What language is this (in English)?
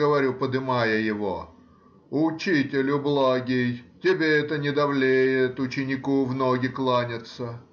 Russian